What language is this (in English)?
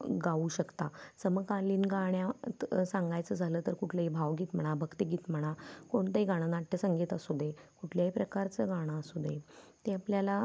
Marathi